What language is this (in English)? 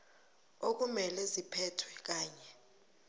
South Ndebele